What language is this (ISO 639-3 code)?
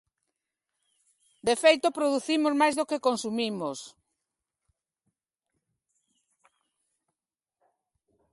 glg